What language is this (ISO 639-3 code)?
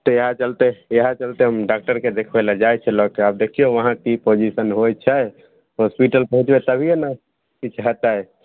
mai